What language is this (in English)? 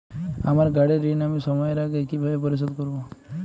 Bangla